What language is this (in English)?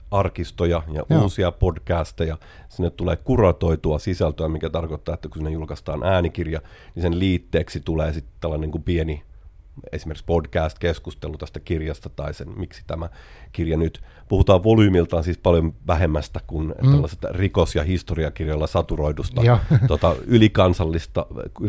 Finnish